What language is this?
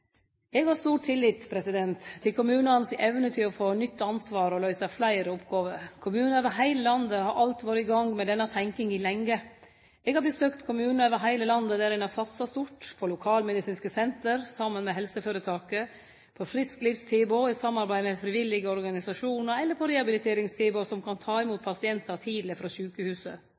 Norwegian Nynorsk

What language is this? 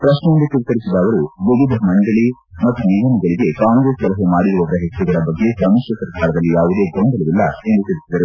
Kannada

